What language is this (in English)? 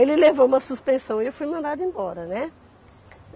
Portuguese